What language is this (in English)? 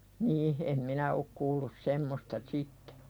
Finnish